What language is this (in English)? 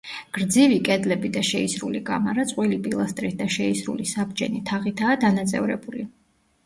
Georgian